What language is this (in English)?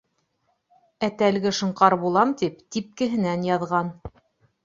Bashkir